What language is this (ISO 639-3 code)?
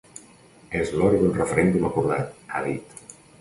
cat